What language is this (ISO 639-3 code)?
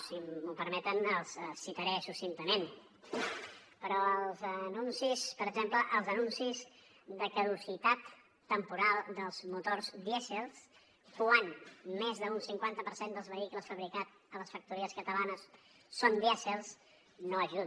cat